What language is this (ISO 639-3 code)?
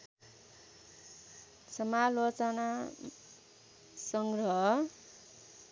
nep